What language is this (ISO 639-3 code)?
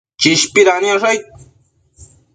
mcf